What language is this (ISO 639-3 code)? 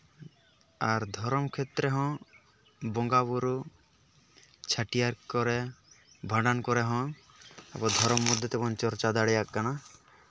sat